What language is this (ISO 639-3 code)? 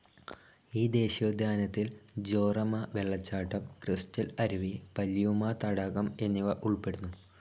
mal